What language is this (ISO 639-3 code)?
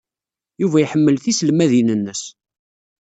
kab